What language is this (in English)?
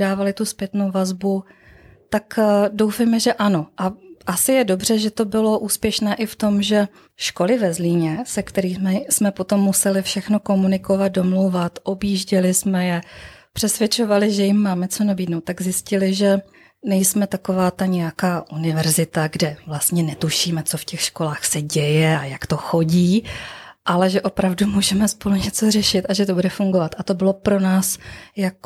Czech